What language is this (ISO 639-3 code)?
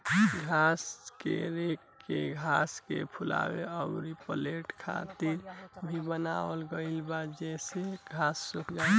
bho